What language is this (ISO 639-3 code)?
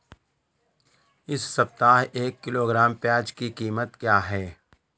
hin